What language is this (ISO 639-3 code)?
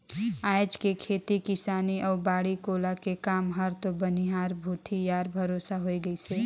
hne